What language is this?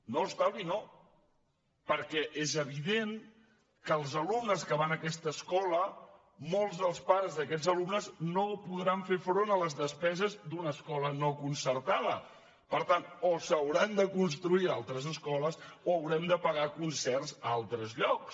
Catalan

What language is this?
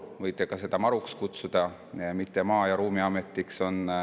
Estonian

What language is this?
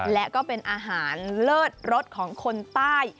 Thai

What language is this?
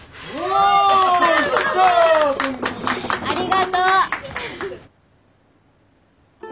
Japanese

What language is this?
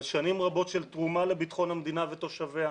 Hebrew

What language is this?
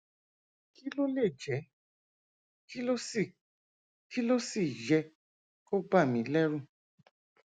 Yoruba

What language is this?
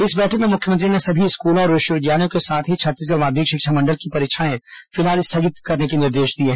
Hindi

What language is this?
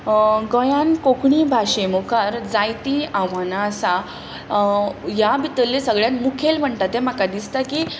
Konkani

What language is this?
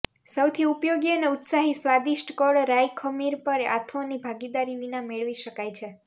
Gujarati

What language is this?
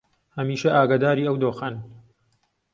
Central Kurdish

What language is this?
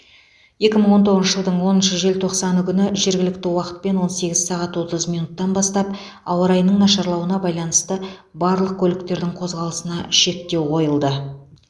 Kazakh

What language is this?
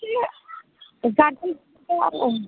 Bodo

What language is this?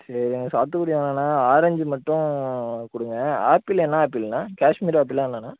Tamil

